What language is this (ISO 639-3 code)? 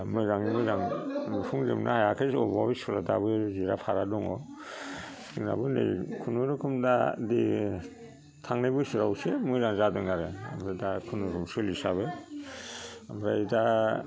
brx